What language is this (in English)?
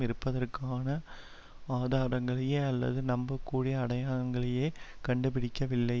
Tamil